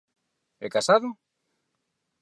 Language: Galician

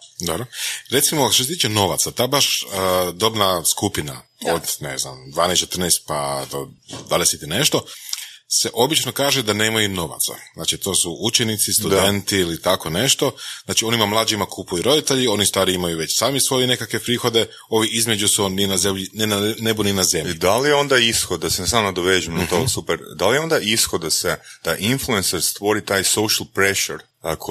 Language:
Croatian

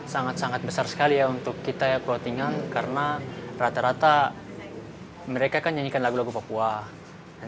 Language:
Indonesian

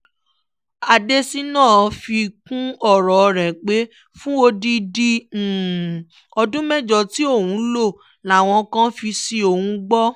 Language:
Yoruba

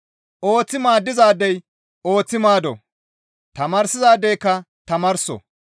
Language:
Gamo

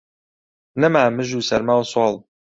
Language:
Central Kurdish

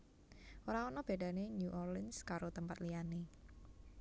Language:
Javanese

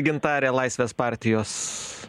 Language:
Lithuanian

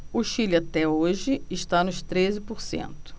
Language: Portuguese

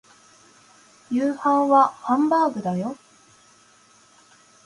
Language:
Japanese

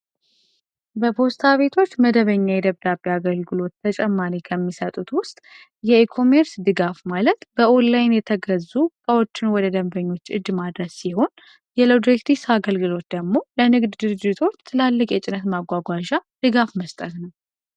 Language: Amharic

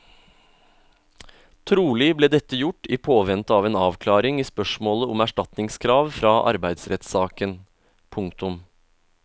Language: Norwegian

